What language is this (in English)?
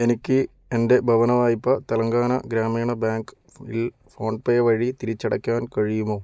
Malayalam